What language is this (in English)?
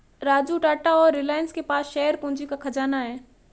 Hindi